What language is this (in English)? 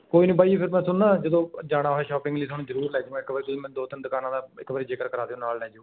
Punjabi